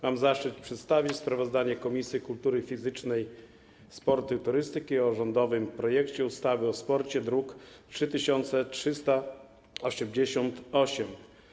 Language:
Polish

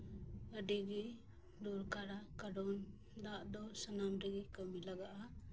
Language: Santali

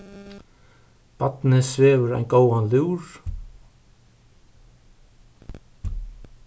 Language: Faroese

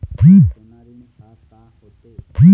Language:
Chhattisgarhi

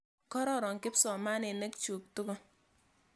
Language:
Kalenjin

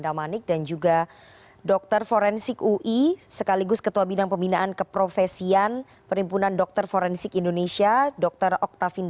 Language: Indonesian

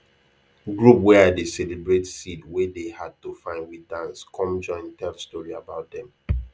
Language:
Nigerian Pidgin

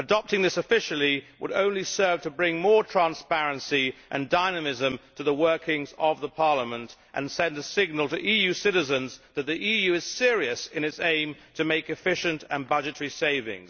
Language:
English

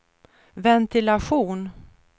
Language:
Swedish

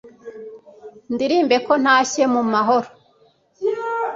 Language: Kinyarwanda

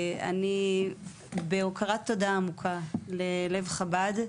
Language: Hebrew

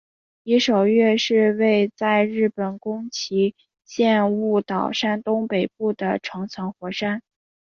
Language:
Chinese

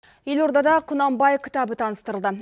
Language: Kazakh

